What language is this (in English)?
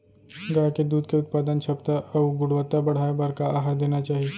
Chhattisgarhi